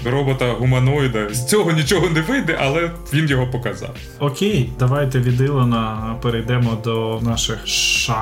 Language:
Ukrainian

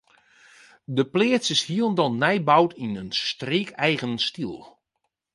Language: Western Frisian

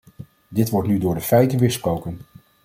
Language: Dutch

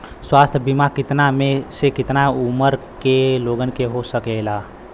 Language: Bhojpuri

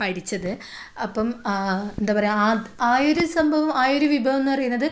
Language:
Malayalam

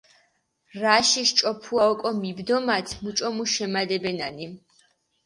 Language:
Mingrelian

